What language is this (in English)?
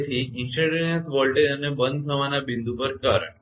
Gujarati